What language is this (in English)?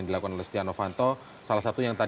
Indonesian